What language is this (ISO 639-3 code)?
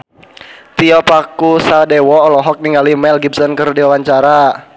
sun